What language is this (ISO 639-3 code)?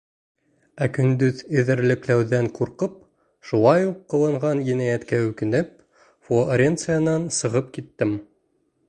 bak